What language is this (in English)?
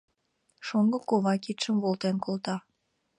Mari